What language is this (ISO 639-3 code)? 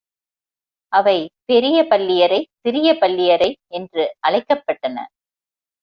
tam